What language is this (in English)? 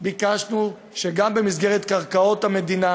Hebrew